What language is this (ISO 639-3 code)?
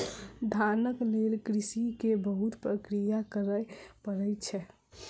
mai